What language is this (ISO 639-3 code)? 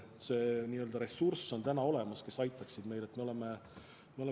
est